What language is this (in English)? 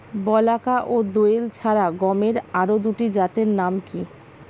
Bangla